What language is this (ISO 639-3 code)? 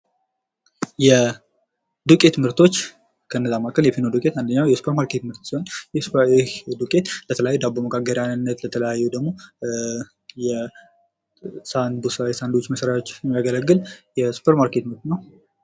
amh